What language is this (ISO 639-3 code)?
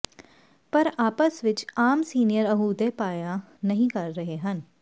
pan